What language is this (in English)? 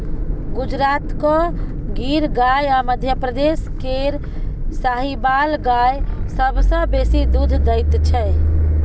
Maithili